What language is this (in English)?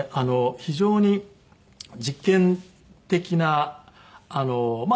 Japanese